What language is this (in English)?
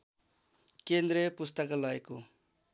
Nepali